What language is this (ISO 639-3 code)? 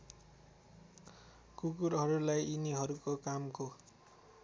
nep